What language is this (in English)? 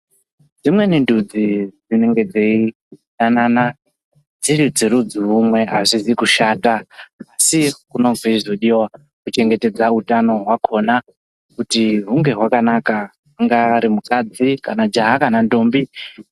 Ndau